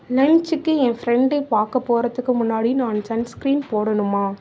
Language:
Tamil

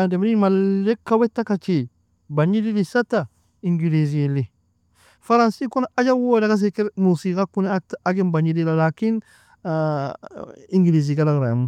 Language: Nobiin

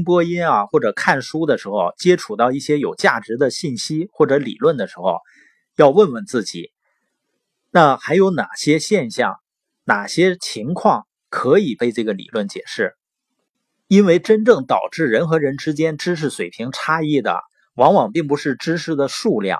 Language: Chinese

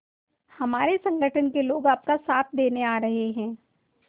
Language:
Hindi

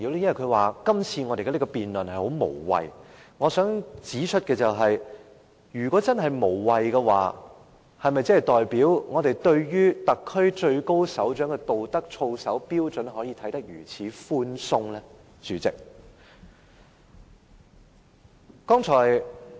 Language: Cantonese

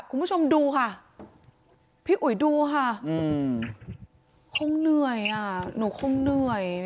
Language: Thai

